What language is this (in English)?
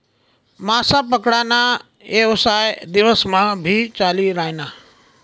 Marathi